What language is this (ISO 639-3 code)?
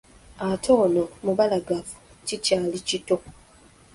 lug